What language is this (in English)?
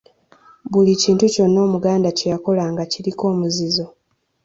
Ganda